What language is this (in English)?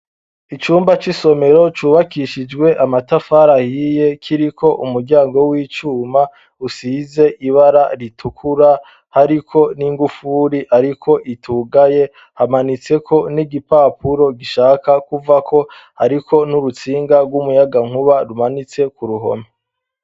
Rundi